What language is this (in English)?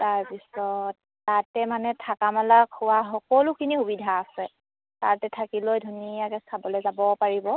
Assamese